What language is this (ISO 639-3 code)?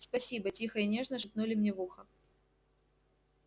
rus